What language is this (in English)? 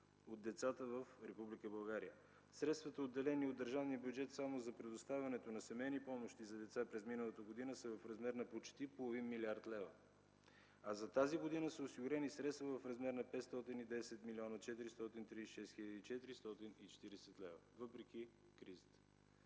Bulgarian